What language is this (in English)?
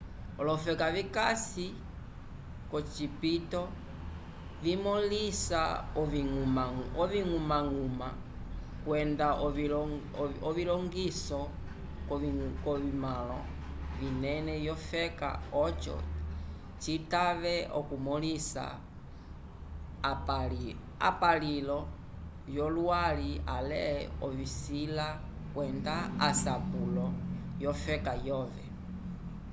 Umbundu